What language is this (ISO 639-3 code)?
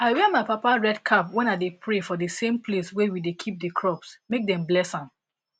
pcm